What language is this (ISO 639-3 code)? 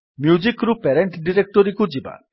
ori